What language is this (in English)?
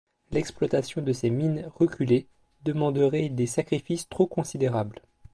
French